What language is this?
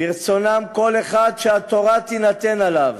Hebrew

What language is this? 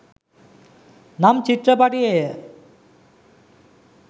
Sinhala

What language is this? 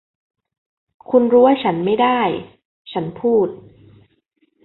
Thai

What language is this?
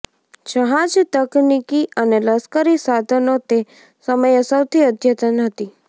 Gujarati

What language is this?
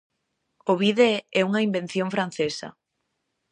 Galician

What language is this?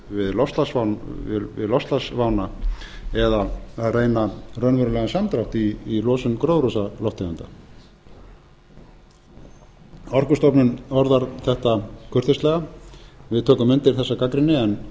Icelandic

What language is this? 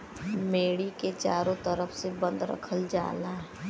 Bhojpuri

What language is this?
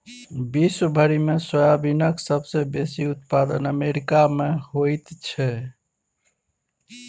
Maithili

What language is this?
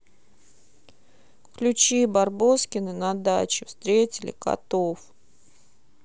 Russian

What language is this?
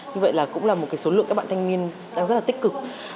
Vietnamese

